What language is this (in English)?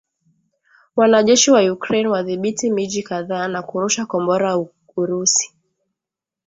Swahili